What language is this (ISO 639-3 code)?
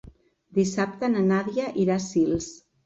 cat